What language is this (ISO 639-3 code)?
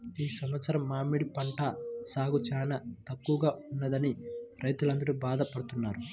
tel